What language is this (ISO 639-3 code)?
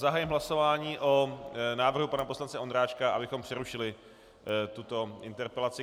ces